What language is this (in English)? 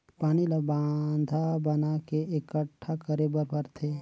Chhattisgarhi